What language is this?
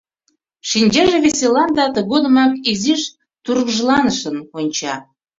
Mari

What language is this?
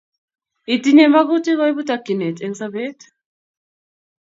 Kalenjin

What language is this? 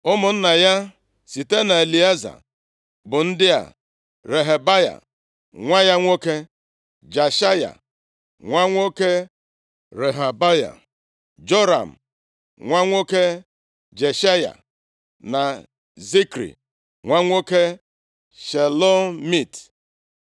Igbo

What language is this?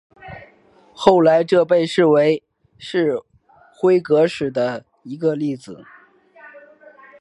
Chinese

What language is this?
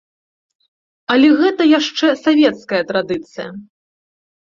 Belarusian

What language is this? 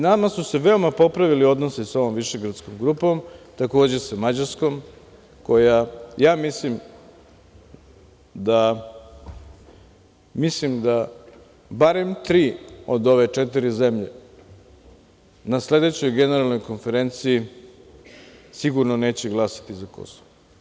Serbian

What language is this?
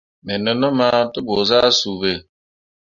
Mundang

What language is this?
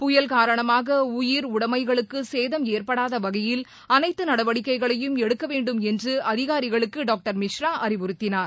Tamil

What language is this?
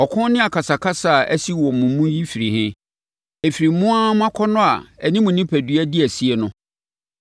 Akan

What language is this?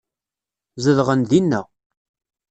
Kabyle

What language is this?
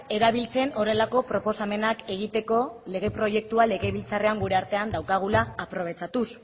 Basque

